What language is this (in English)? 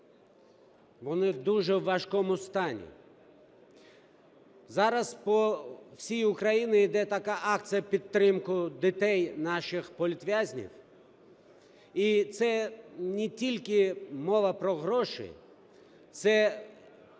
Ukrainian